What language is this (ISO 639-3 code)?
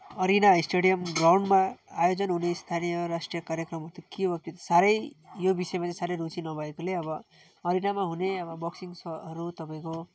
nep